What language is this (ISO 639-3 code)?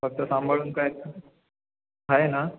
mar